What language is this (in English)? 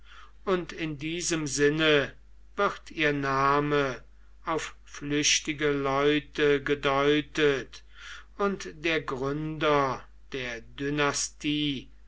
German